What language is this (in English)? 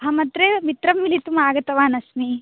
Sanskrit